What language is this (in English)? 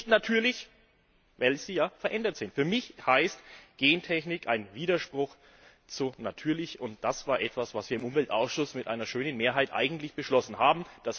German